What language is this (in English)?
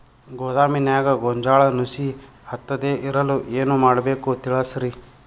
Kannada